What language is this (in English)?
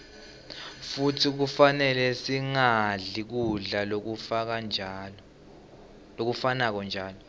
Swati